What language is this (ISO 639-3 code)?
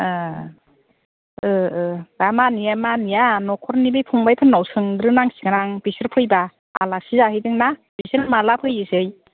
brx